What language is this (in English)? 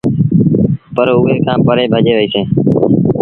Sindhi Bhil